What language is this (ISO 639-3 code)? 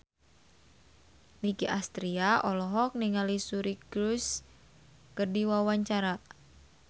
sun